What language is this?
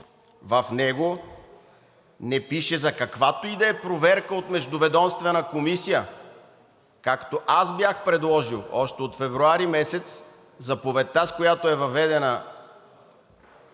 Bulgarian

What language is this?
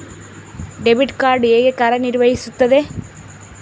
Kannada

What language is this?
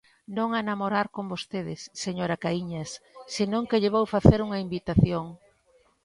Galician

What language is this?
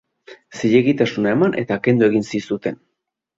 Basque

